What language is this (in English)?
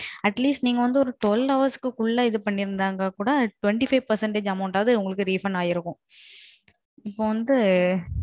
Tamil